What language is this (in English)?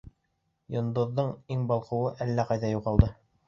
Bashkir